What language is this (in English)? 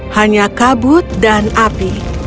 Indonesian